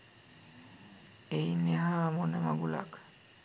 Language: Sinhala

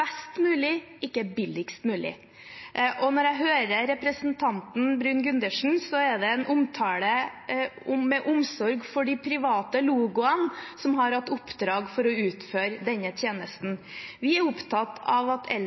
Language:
Norwegian Bokmål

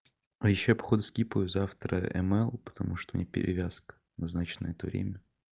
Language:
Russian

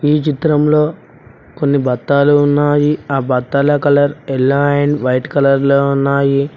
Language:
Telugu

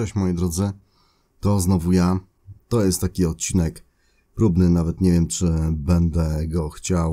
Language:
Polish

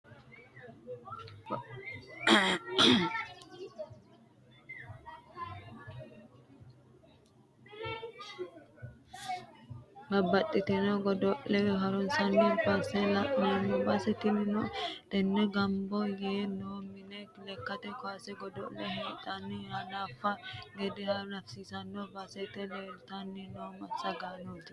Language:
Sidamo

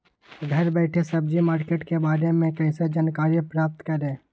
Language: Magahi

